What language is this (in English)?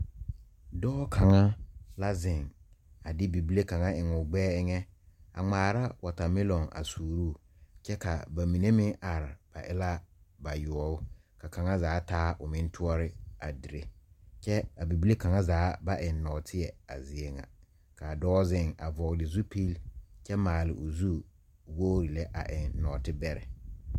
Southern Dagaare